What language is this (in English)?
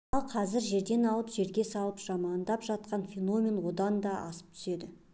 Kazakh